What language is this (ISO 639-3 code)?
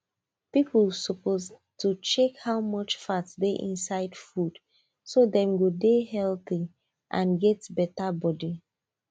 pcm